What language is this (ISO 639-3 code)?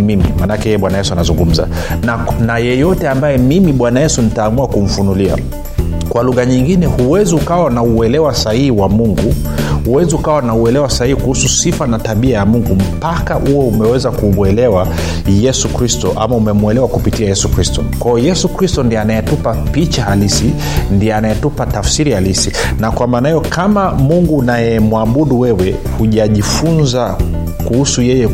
swa